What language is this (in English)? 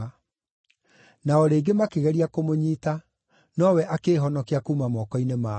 Kikuyu